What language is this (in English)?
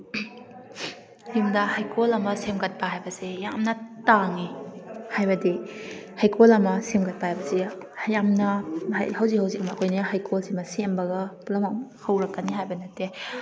Manipuri